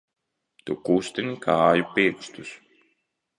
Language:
Latvian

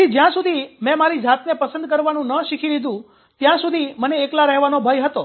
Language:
Gujarati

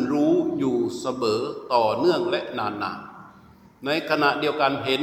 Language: Thai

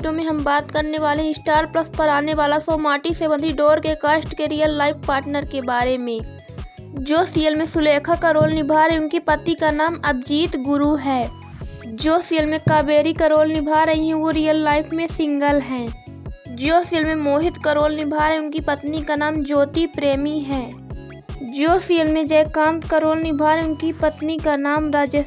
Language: Hindi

